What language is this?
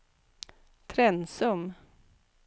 Swedish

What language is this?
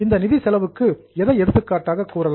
Tamil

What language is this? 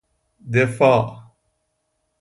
Persian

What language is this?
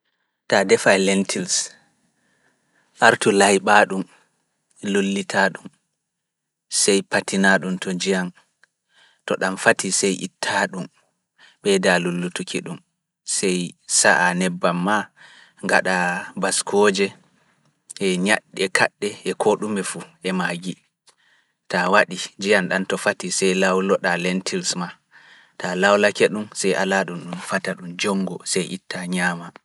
Fula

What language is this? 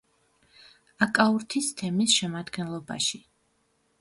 Georgian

